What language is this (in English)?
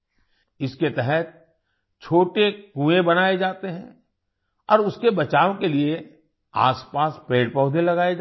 Hindi